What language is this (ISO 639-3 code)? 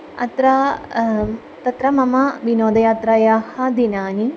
san